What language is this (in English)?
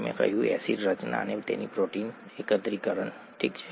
Gujarati